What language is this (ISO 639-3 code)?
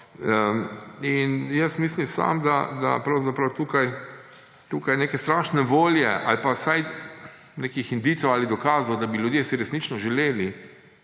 slv